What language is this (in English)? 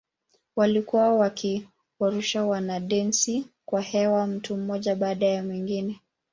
Swahili